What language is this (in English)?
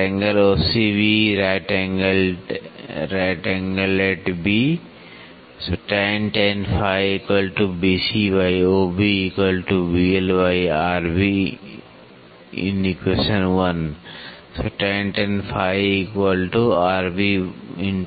Hindi